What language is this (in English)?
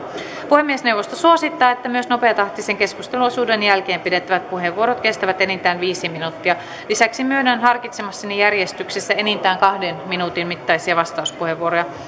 Finnish